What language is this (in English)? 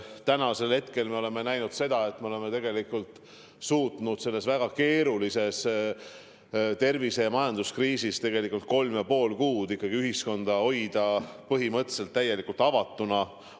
Estonian